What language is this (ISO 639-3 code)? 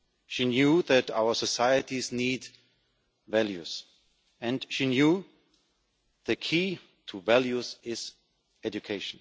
eng